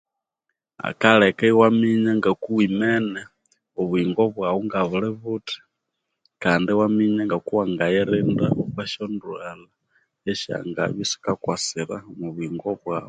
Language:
Konzo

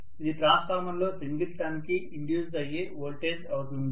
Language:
Telugu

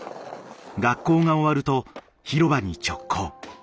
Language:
Japanese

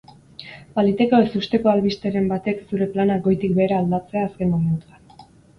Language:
Basque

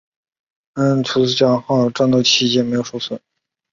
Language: Chinese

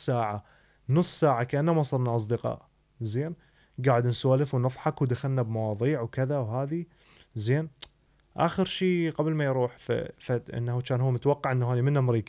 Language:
Arabic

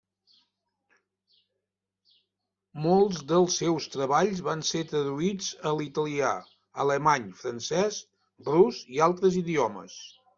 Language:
Catalan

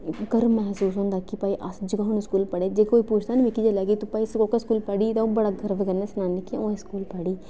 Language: Dogri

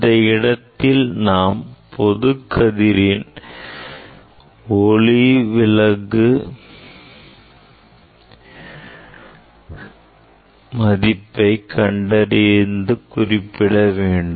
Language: Tamil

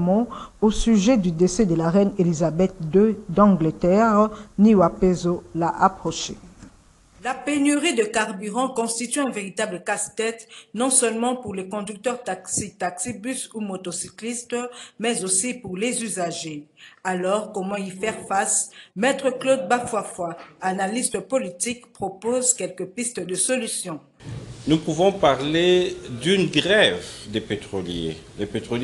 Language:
French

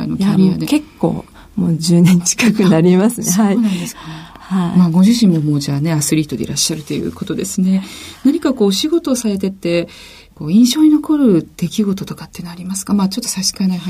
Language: Japanese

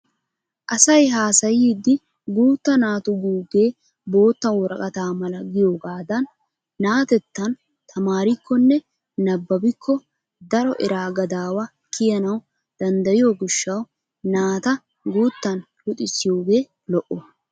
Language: Wolaytta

